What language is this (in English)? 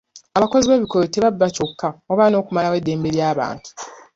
Ganda